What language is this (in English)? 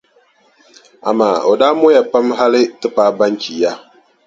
Dagbani